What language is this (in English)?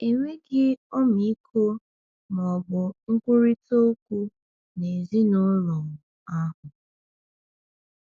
Igbo